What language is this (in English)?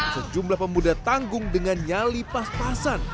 Indonesian